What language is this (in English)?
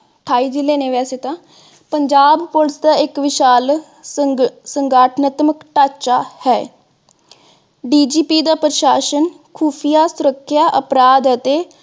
Punjabi